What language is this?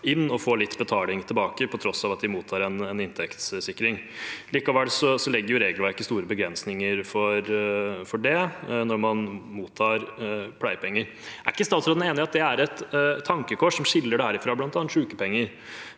Norwegian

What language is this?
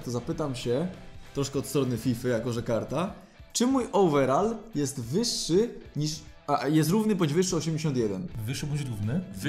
Polish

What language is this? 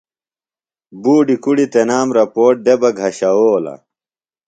Phalura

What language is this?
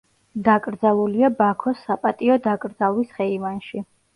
Georgian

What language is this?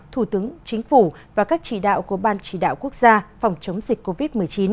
Vietnamese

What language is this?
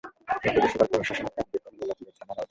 Bangla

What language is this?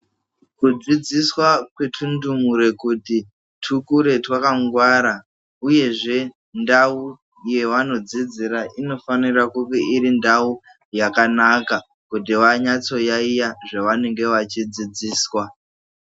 Ndau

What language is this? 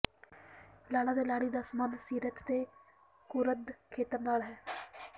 Punjabi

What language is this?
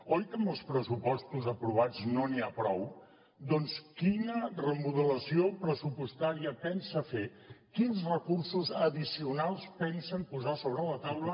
Catalan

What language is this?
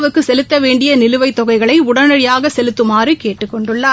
Tamil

